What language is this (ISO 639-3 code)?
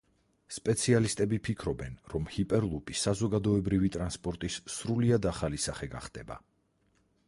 kat